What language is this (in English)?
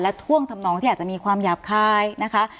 Thai